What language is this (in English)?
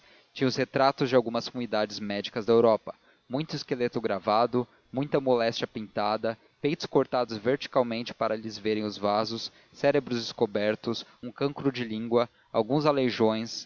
Portuguese